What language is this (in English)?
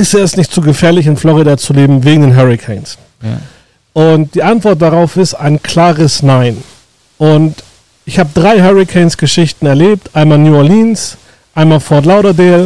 German